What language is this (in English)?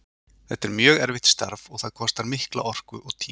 Icelandic